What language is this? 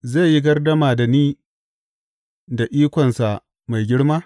Hausa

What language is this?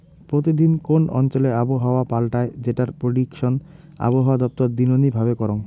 Bangla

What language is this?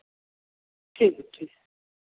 Hindi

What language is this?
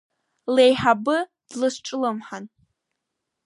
Abkhazian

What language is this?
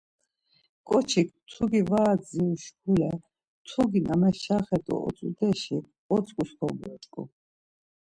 Laz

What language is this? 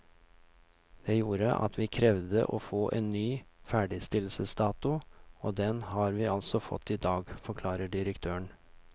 Norwegian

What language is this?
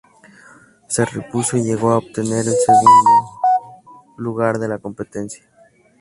Spanish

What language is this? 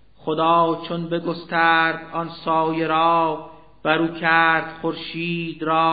Persian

